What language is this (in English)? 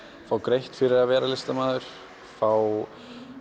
Icelandic